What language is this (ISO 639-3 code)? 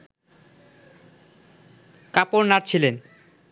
ben